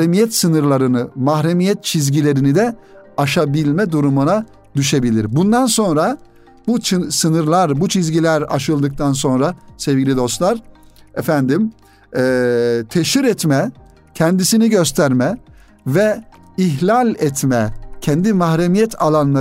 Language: Turkish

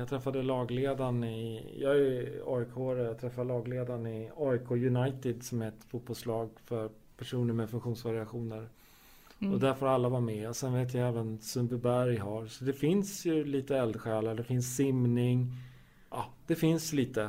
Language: Swedish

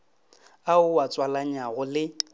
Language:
Northern Sotho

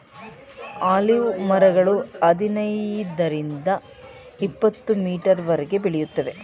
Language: Kannada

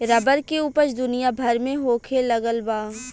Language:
Bhojpuri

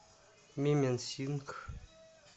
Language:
Russian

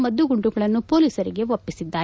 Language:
Kannada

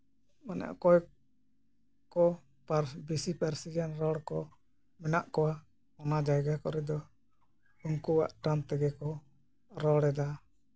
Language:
Santali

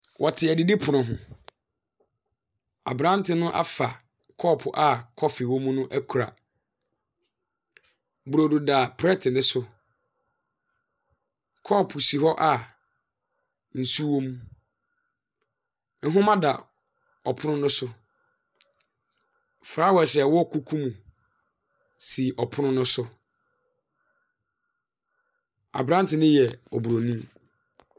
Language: Akan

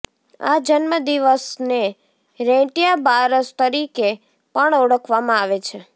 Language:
Gujarati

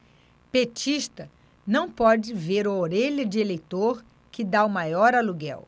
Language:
Portuguese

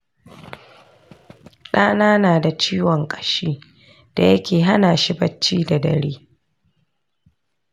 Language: Hausa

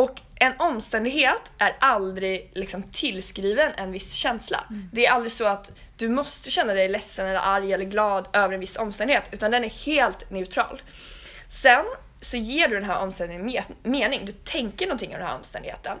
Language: Swedish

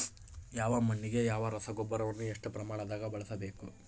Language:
Kannada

